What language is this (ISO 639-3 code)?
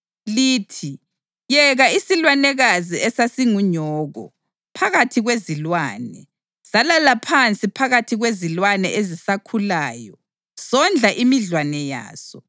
nde